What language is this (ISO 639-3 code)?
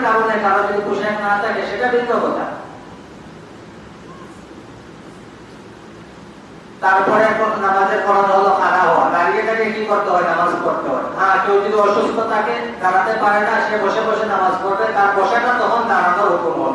ben